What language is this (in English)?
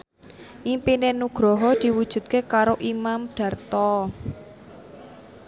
Javanese